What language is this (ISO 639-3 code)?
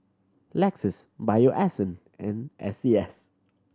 eng